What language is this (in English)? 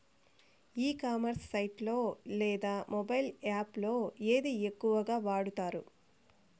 Telugu